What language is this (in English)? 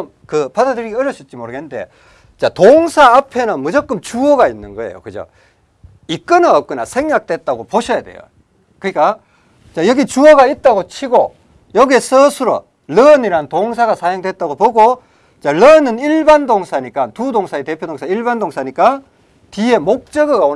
Korean